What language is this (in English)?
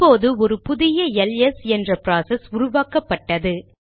Tamil